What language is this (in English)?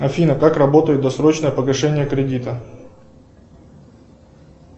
Russian